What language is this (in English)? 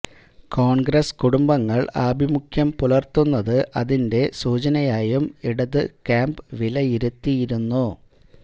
Malayalam